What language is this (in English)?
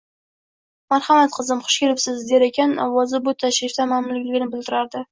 Uzbek